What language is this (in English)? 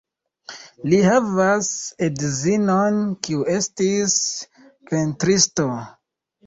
Esperanto